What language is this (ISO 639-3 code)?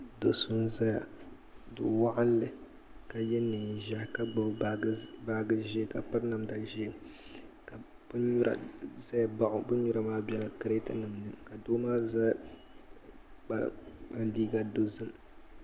dag